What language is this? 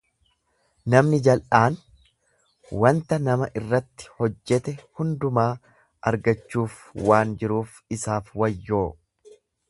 Oromo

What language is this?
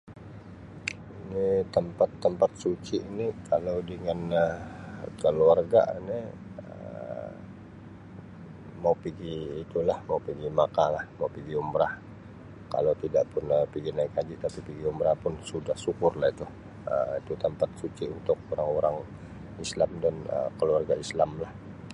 Sabah Malay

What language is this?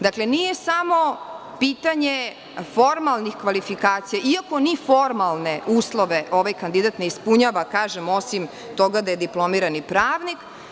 Serbian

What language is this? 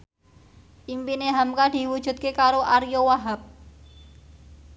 Javanese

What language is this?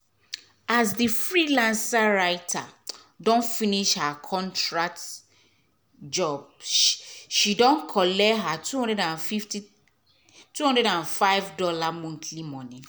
Nigerian Pidgin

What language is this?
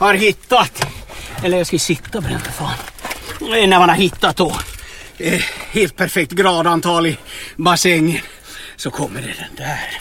Swedish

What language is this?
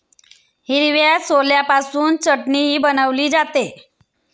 Marathi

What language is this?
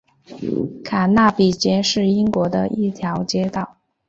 Chinese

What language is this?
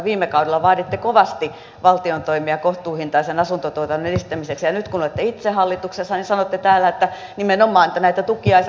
Finnish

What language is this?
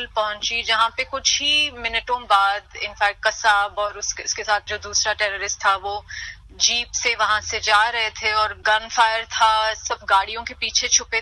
Hindi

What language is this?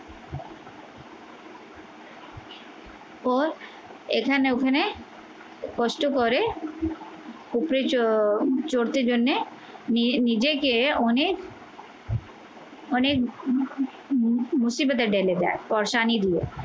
Bangla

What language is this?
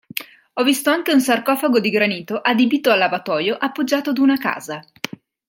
Italian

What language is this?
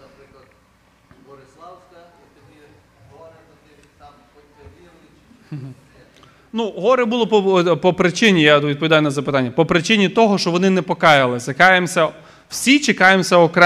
Ukrainian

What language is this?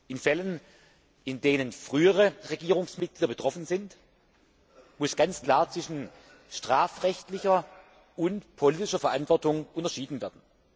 German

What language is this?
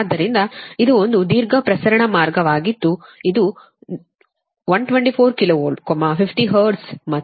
Kannada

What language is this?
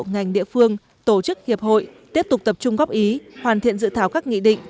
Vietnamese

